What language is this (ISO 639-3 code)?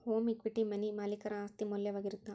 kan